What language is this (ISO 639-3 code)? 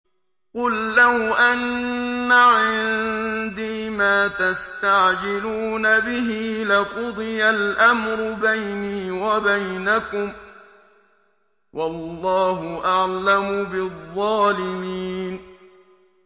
ara